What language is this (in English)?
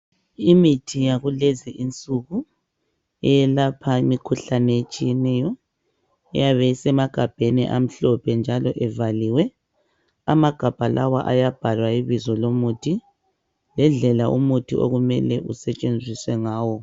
North Ndebele